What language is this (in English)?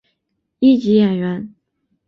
Chinese